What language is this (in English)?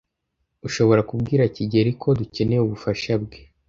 Kinyarwanda